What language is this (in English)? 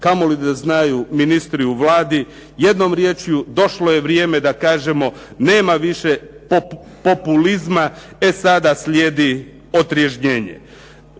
Croatian